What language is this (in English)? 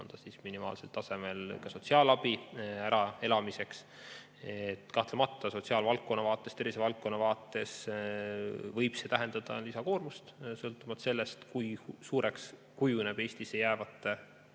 Estonian